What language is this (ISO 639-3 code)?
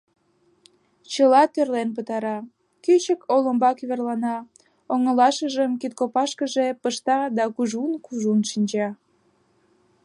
chm